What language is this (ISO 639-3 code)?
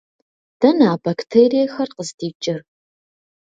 kbd